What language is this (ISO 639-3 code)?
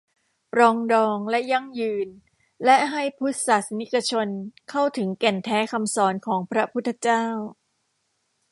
tha